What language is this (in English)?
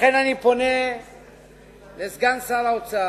Hebrew